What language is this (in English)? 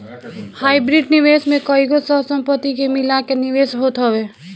Bhojpuri